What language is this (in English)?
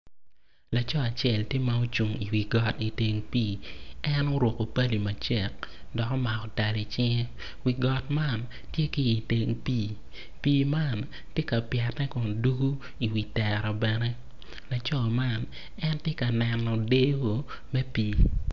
Acoli